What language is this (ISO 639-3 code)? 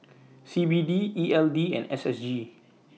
eng